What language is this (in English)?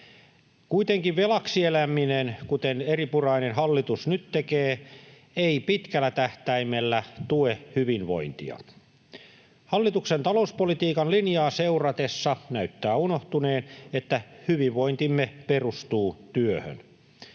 Finnish